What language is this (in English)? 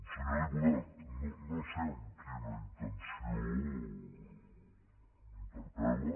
Catalan